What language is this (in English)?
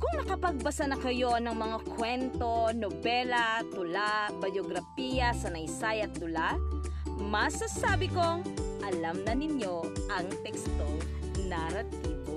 Filipino